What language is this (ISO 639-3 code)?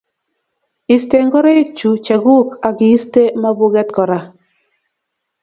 kln